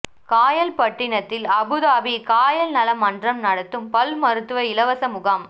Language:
Tamil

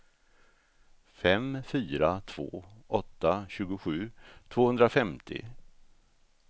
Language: Swedish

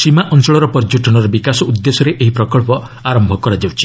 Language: Odia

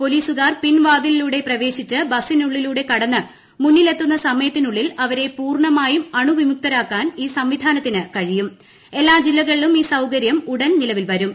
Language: Malayalam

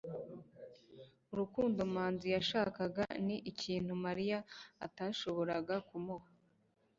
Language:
Kinyarwanda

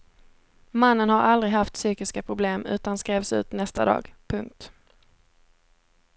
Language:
Swedish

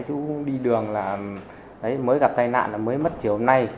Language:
Vietnamese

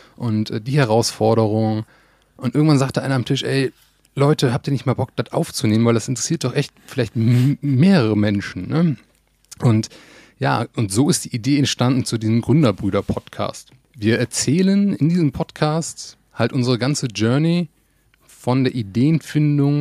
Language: German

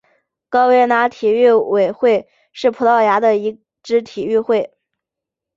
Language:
Chinese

